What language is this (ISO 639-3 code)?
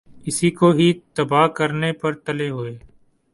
urd